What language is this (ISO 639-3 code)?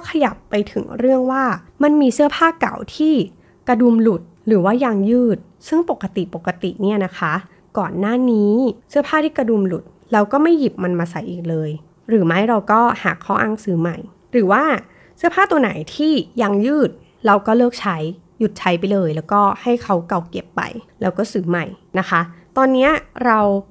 tha